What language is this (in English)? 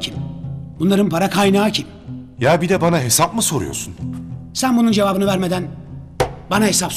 Turkish